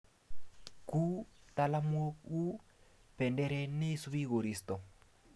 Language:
Kalenjin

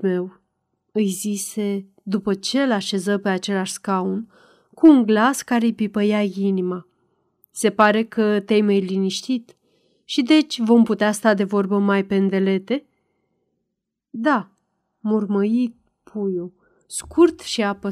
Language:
Romanian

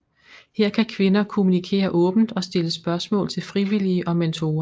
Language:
Danish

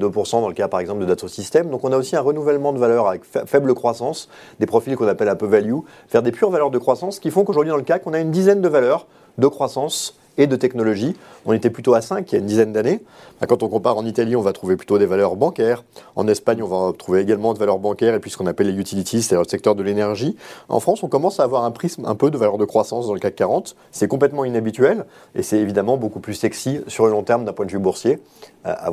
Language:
French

